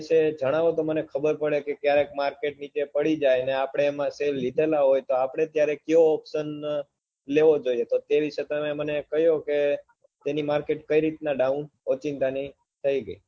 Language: Gujarati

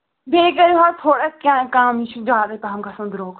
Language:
Kashmiri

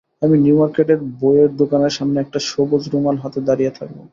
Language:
Bangla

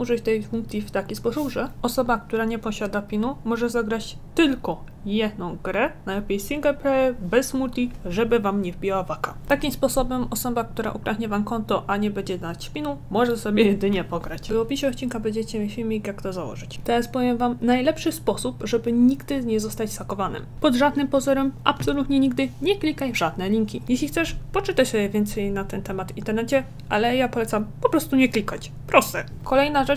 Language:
Polish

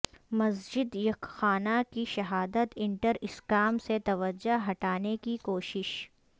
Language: Urdu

